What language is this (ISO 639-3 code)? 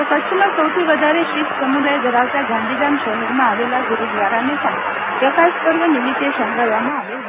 guj